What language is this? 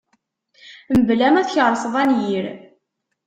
Kabyle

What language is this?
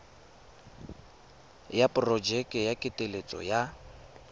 Tswana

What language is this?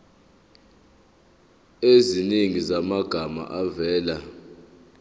Zulu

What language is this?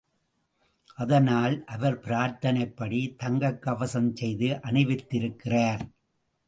Tamil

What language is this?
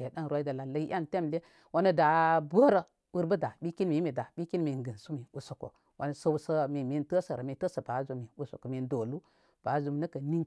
Koma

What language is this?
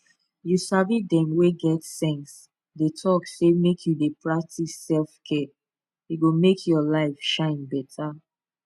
Nigerian Pidgin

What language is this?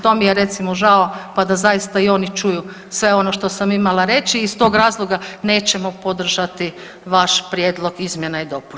Croatian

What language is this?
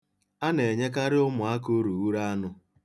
Igbo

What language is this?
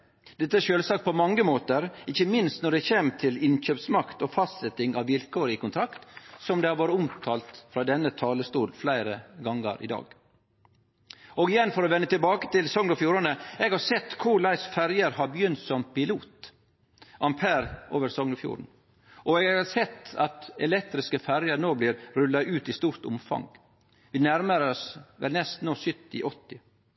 Norwegian Nynorsk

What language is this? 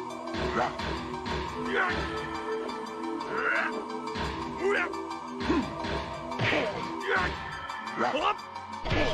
Portuguese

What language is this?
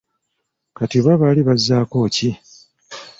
Ganda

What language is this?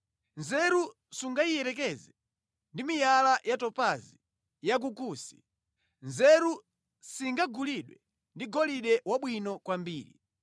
Nyanja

